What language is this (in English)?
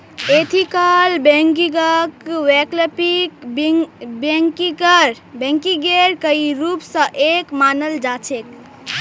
Magahi